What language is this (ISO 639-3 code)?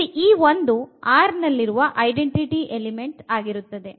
kan